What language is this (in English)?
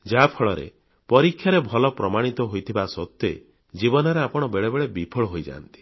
Odia